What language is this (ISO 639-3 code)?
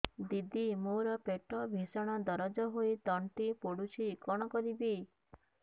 ori